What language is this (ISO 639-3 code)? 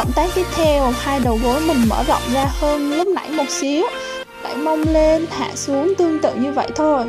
vie